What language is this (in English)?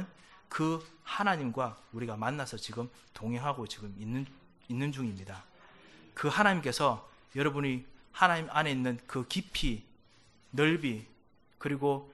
Korean